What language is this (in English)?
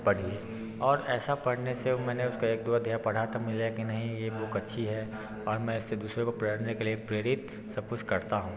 Hindi